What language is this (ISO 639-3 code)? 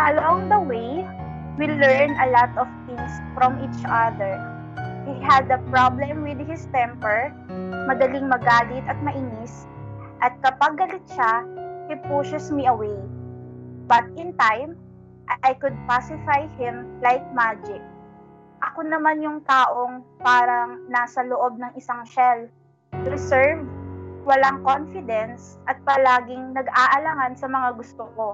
fil